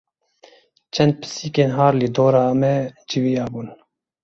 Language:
Kurdish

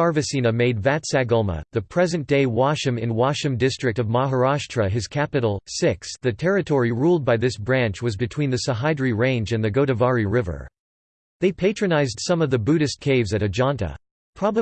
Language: English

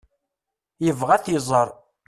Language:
Kabyle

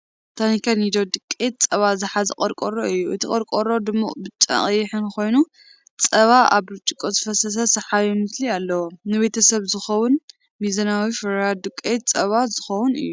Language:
Tigrinya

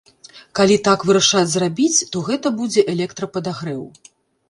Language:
Belarusian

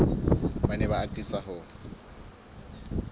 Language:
Southern Sotho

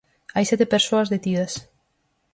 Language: Galician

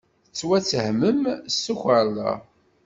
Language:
Kabyle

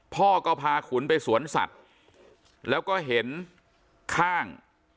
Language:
Thai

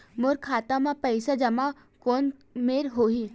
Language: Chhattisgarhi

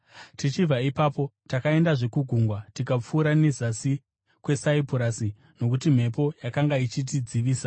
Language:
Shona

